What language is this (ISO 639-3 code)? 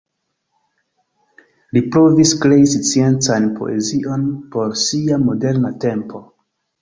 epo